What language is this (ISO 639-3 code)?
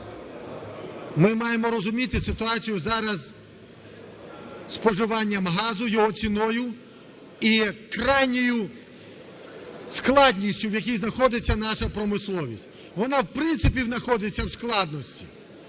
ukr